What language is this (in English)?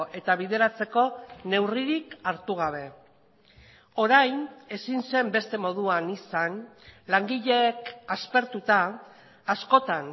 Basque